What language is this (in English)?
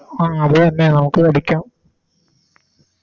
Malayalam